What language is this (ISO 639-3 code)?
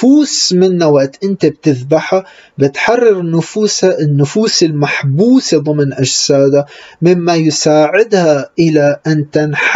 ara